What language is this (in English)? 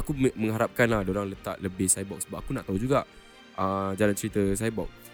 Malay